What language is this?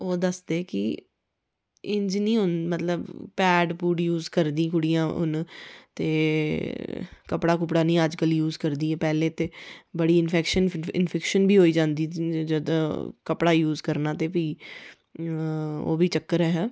Dogri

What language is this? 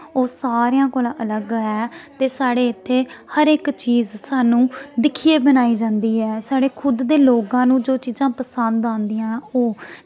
Dogri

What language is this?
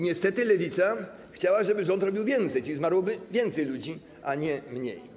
Polish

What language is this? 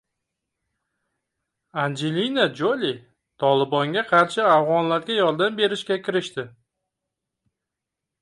Uzbek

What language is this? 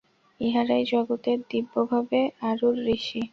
Bangla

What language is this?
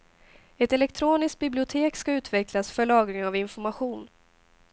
Swedish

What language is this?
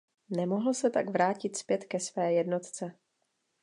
Czech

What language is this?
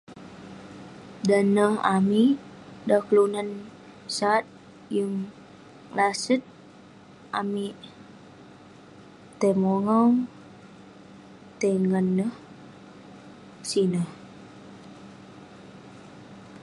Western Penan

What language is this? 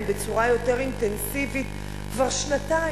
Hebrew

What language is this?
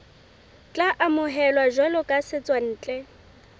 Southern Sotho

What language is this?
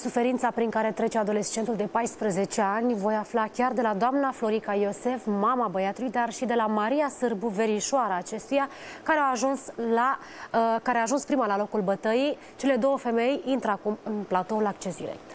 Romanian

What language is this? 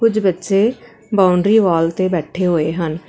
Punjabi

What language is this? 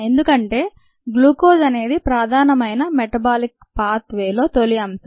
Telugu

